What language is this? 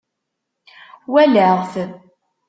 Kabyle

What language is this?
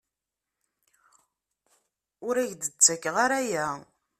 Kabyle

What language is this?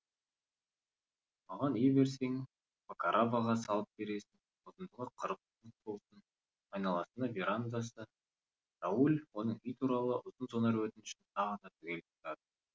Kazakh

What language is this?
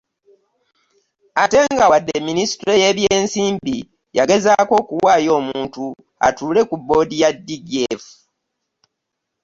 Ganda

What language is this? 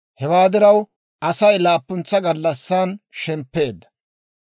Dawro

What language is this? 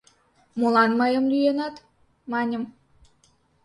Mari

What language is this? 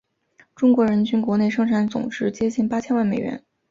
Chinese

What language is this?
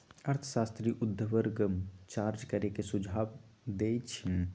Magahi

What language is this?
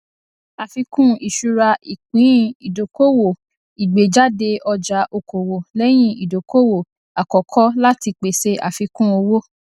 Yoruba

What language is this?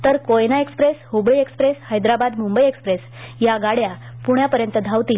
Marathi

